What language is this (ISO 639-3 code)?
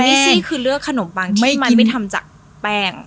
tha